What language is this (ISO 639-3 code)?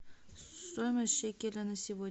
rus